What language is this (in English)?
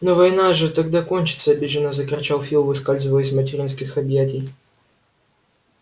Russian